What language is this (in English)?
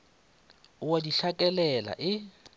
Northern Sotho